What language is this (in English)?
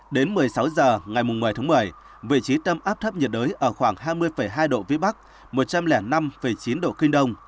Vietnamese